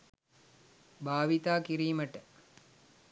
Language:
Sinhala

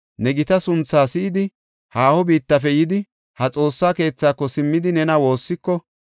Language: Gofa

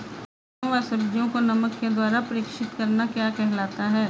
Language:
Hindi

